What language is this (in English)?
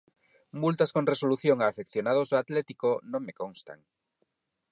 Galician